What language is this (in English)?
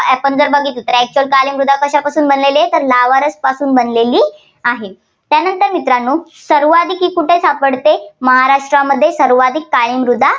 Marathi